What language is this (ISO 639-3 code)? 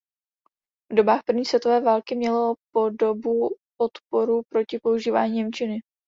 ces